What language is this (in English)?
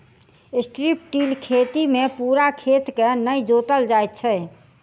Maithili